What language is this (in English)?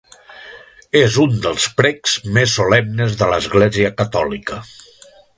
Catalan